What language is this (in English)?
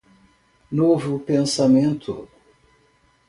Portuguese